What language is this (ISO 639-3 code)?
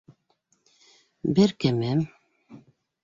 bak